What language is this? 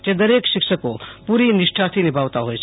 Gujarati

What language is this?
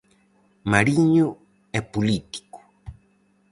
Galician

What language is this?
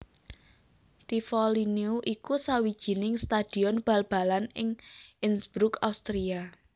Javanese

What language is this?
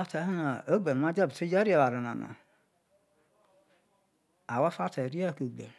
Isoko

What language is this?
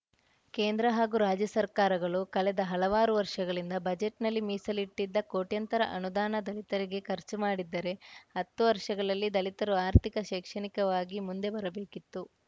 Kannada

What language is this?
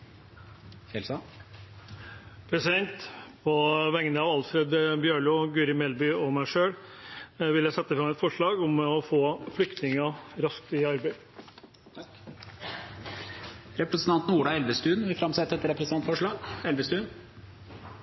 Norwegian Bokmål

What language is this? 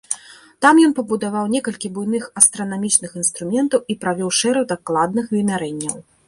Belarusian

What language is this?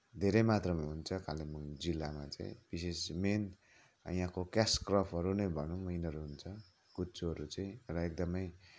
Nepali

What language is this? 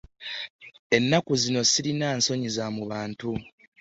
Ganda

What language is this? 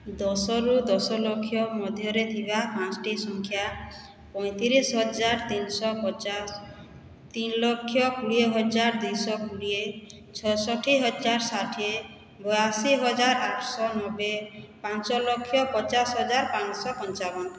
Odia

